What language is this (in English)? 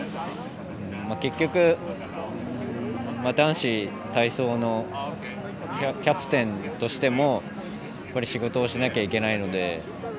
Japanese